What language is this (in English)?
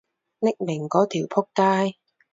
Cantonese